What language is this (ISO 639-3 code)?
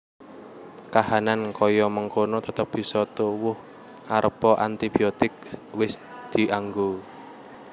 jav